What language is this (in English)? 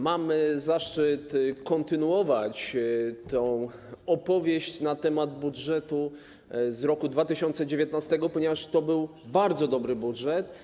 Polish